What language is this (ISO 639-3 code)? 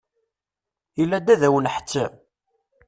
kab